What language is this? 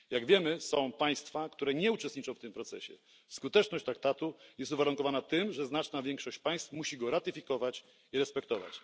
Polish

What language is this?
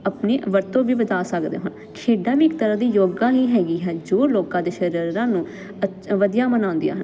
Punjabi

